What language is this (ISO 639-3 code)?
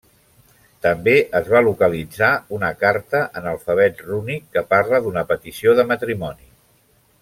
cat